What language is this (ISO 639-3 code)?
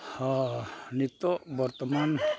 sat